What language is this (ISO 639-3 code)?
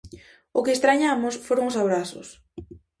glg